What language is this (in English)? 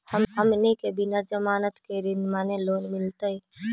Magahi